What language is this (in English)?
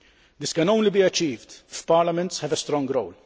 English